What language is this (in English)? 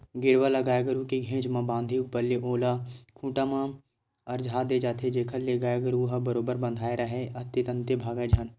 Chhattisgarhi